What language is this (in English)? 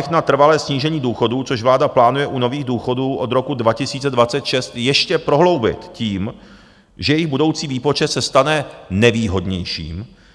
Czech